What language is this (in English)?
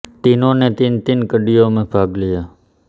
Hindi